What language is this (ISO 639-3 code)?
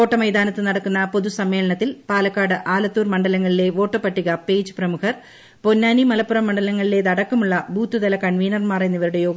mal